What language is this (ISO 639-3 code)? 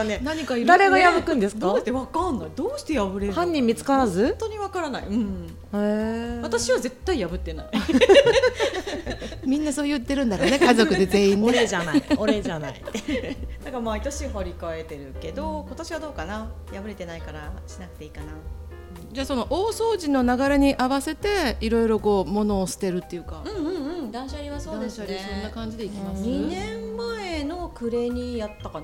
jpn